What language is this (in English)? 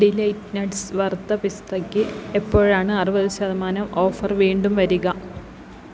Malayalam